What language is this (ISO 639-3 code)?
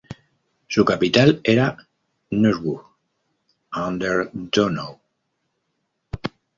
spa